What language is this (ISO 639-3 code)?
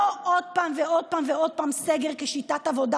heb